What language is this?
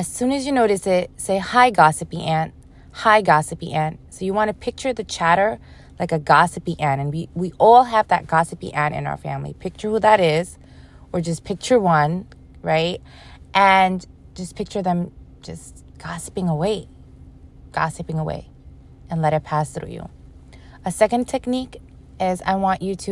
English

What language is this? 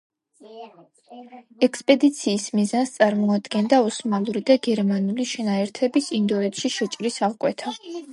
Georgian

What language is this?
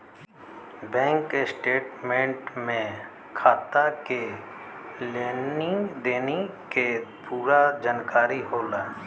Bhojpuri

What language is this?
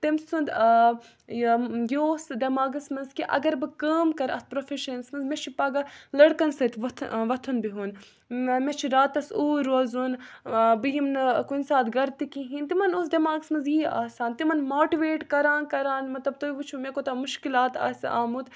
Kashmiri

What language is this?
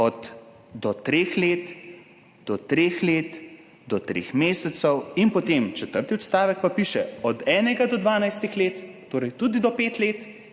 Slovenian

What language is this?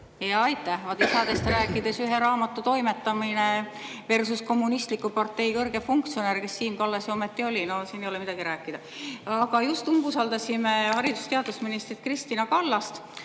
Estonian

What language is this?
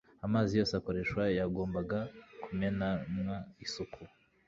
Kinyarwanda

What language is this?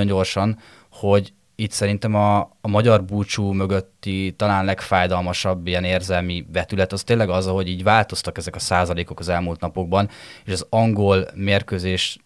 Hungarian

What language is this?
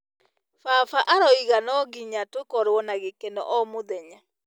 Kikuyu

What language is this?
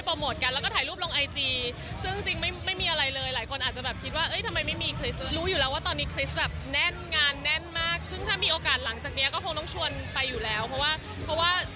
Thai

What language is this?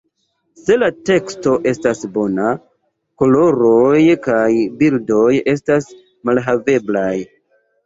Esperanto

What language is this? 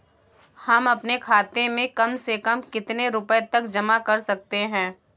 Hindi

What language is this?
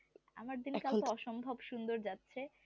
Bangla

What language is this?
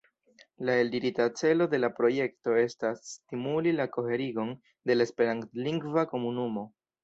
Esperanto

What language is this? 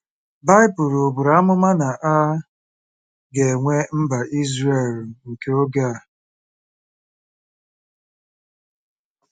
Igbo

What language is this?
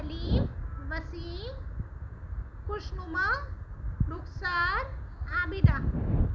Urdu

